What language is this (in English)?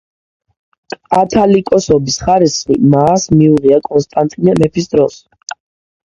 Georgian